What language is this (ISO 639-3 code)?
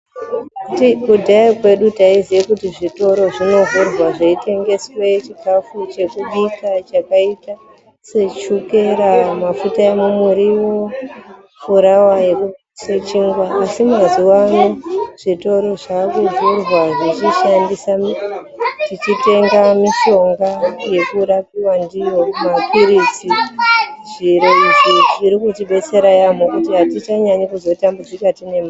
ndc